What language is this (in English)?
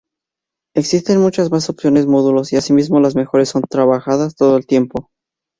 Spanish